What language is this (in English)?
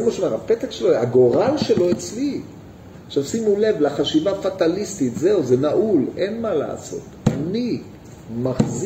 Hebrew